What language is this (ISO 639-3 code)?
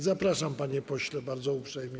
pol